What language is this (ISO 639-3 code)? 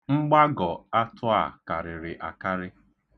ibo